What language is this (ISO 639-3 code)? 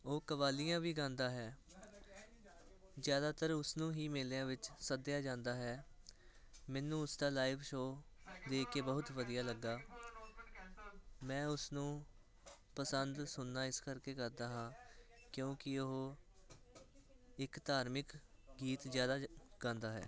pan